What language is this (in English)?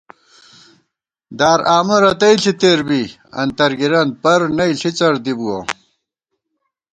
Gawar-Bati